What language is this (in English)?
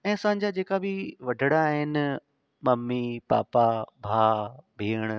Sindhi